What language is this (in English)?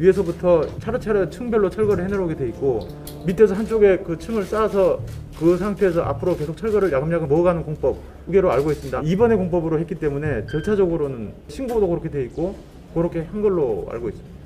Korean